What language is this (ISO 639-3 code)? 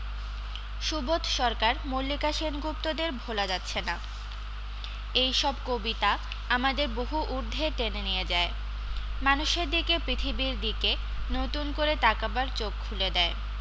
ben